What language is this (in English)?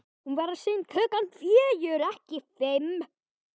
Icelandic